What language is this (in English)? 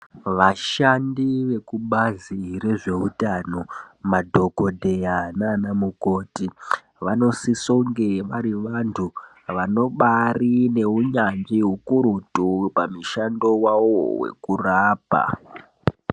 Ndau